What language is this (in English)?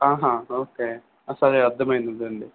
Telugu